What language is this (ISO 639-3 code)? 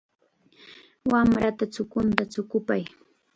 qxa